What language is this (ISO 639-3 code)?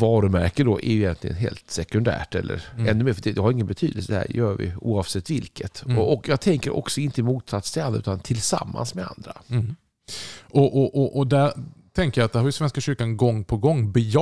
swe